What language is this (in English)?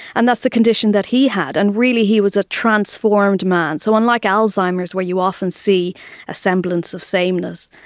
English